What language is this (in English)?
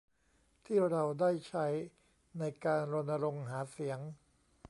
Thai